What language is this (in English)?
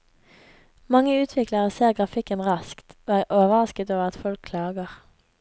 Norwegian